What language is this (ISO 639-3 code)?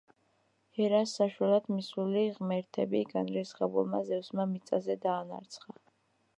kat